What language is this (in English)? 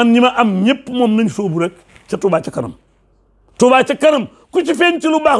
French